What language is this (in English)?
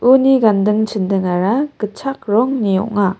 Garo